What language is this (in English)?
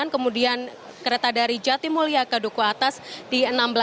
Indonesian